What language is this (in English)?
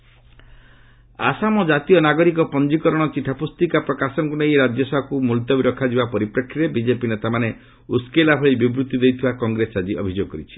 Odia